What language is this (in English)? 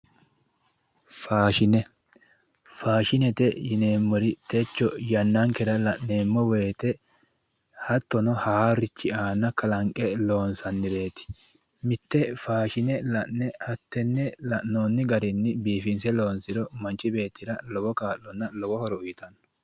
Sidamo